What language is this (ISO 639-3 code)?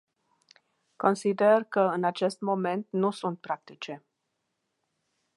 ron